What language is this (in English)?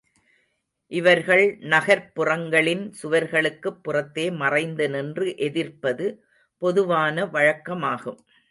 Tamil